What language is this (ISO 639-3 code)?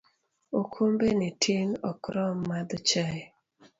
luo